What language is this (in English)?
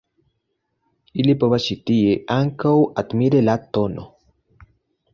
Esperanto